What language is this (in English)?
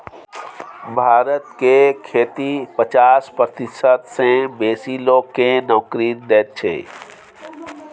Maithili